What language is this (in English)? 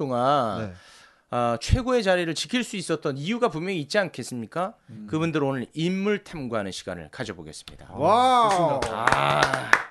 Korean